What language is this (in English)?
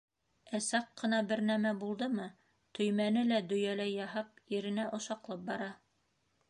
Bashkir